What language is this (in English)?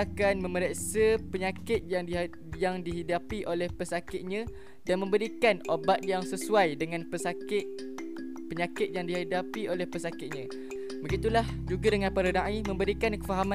Malay